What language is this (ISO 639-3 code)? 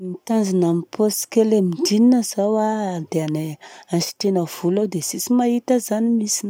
bzc